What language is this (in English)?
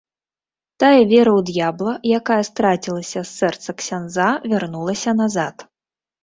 Belarusian